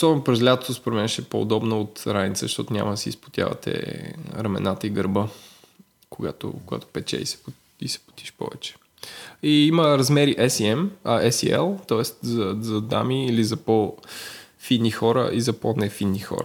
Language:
Bulgarian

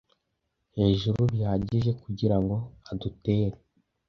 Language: Kinyarwanda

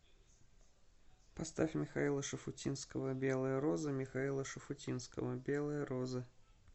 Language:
Russian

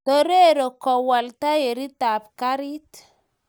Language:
Kalenjin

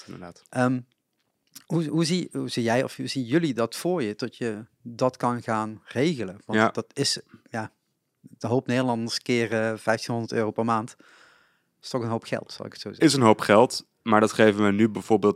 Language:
Dutch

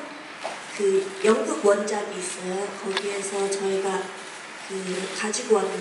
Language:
Korean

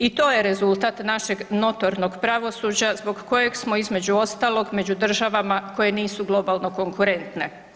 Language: Croatian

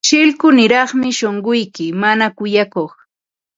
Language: Ambo-Pasco Quechua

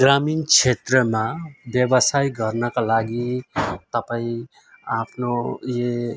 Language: Nepali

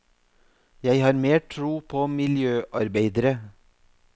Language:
Norwegian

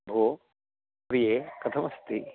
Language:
Sanskrit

